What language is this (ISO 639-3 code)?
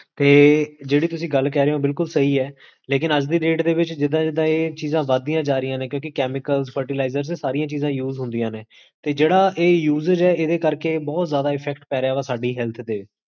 pan